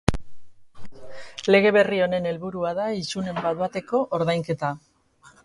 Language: Basque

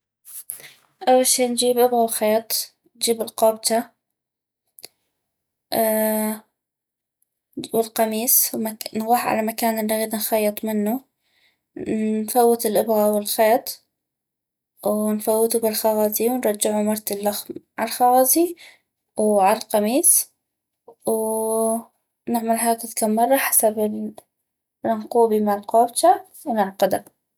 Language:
North Mesopotamian Arabic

